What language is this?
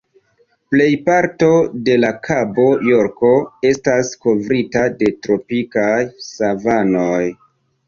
Esperanto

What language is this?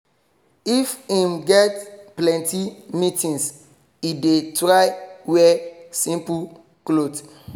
Nigerian Pidgin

